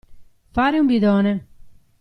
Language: Italian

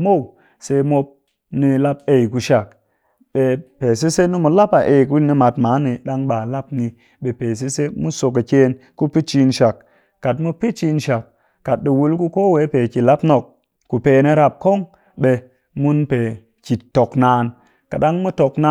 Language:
Cakfem-Mushere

